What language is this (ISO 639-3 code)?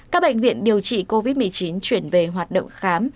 vie